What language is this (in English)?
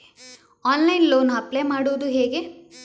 Kannada